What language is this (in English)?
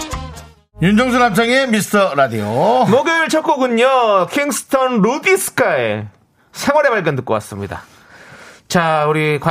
Korean